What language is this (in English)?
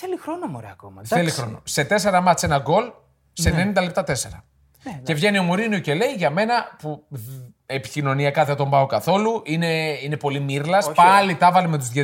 Greek